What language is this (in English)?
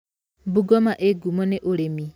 Kikuyu